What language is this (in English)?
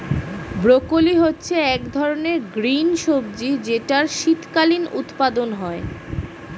Bangla